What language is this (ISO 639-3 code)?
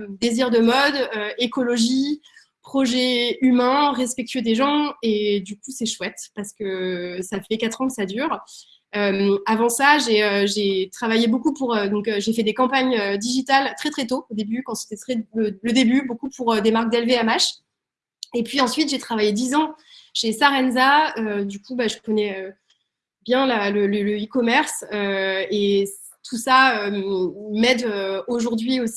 fra